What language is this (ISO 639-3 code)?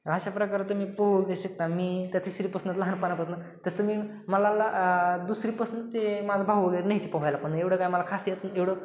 mar